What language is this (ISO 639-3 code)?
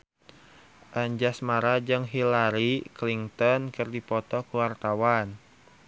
sun